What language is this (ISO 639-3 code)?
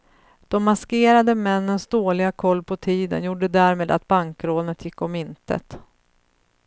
swe